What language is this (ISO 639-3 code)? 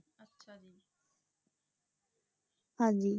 pan